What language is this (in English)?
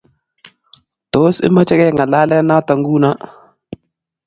Kalenjin